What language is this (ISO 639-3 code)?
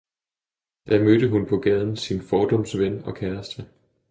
dan